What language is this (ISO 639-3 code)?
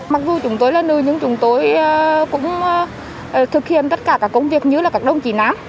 vie